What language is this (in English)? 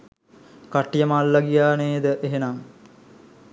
Sinhala